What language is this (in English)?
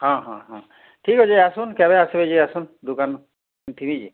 Odia